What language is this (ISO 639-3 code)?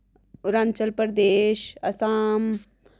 doi